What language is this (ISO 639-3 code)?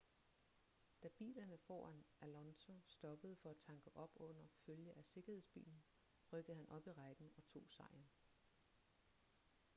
dan